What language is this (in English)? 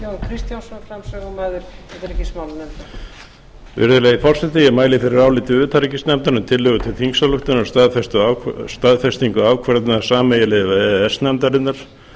Icelandic